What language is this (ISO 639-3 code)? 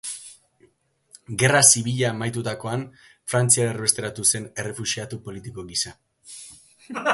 eus